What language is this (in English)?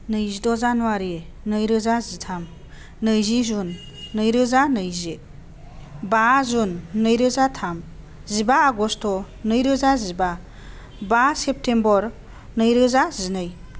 Bodo